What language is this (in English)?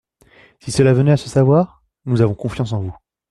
French